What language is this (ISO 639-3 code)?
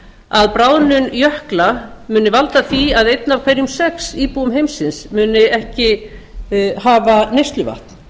isl